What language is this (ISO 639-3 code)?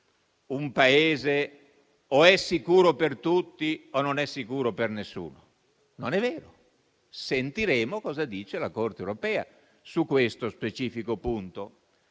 ita